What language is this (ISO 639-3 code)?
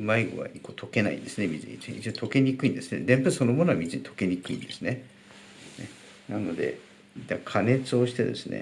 jpn